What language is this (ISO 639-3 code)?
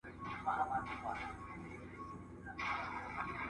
pus